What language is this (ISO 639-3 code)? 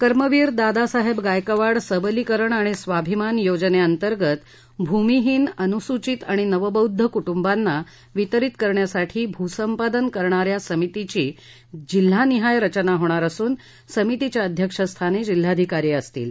mar